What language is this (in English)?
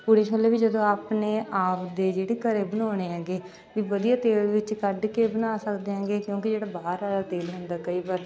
Punjabi